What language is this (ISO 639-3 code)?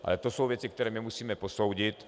ces